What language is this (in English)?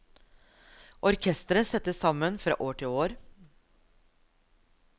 Norwegian